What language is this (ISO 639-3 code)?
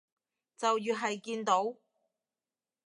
yue